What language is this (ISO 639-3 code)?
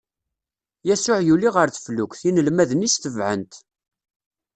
kab